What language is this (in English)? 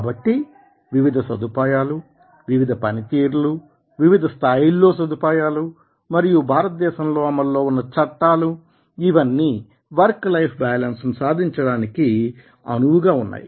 Telugu